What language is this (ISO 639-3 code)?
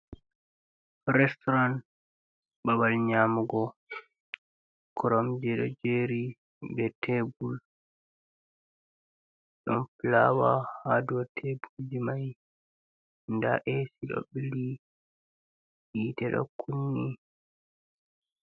ful